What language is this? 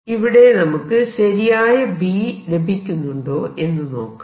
Malayalam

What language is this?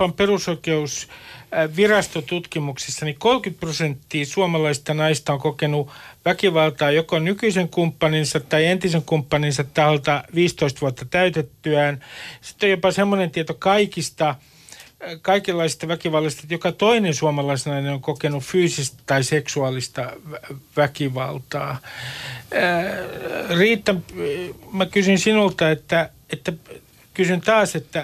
Finnish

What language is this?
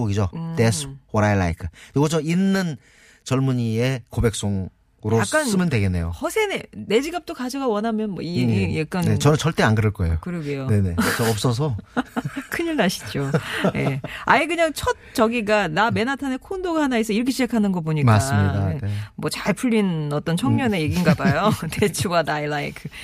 Korean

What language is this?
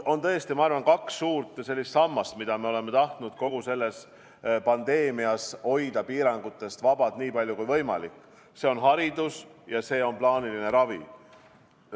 Estonian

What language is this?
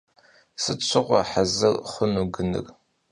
Kabardian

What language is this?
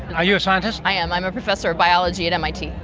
English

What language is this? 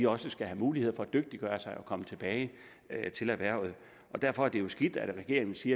Danish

